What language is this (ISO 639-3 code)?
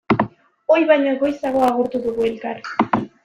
eus